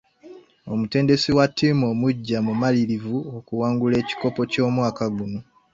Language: Ganda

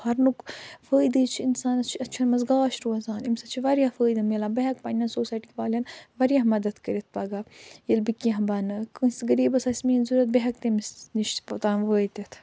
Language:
Kashmiri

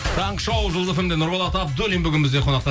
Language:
Kazakh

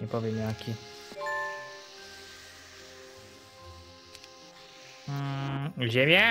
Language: Polish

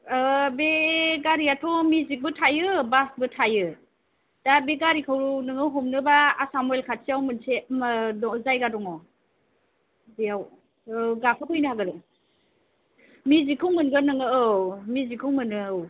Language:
Bodo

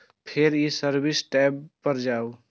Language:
Maithili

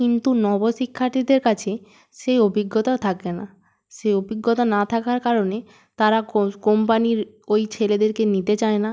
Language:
Bangla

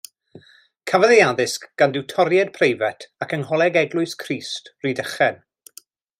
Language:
Welsh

